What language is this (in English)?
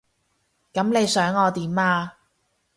Cantonese